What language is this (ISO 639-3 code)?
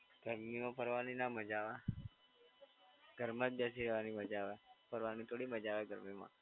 guj